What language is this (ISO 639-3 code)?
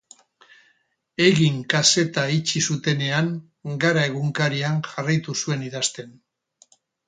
eus